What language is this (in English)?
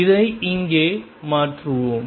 Tamil